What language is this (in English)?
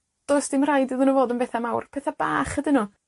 Welsh